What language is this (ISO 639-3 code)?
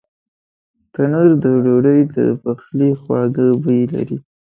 pus